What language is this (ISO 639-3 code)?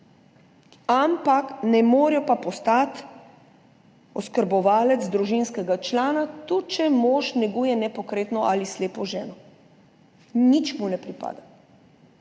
slv